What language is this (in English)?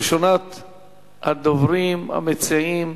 Hebrew